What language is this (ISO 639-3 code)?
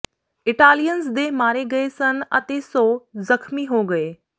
pan